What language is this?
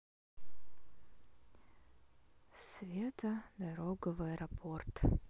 Russian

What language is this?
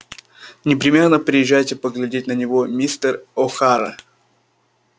Russian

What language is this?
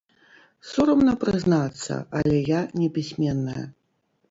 Belarusian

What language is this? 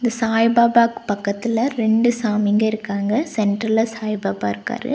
Tamil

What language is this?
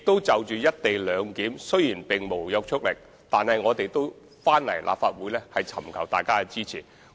Cantonese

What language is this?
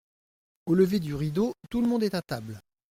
French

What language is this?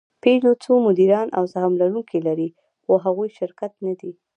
Pashto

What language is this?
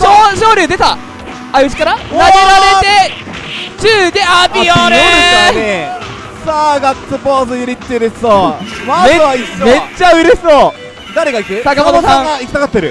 Japanese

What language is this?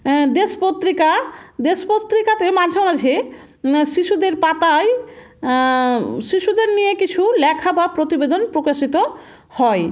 Bangla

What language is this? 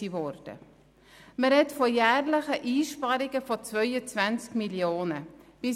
Swiss German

